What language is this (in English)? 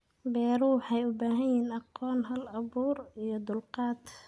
Somali